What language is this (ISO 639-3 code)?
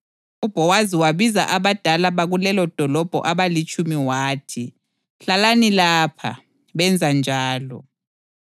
nde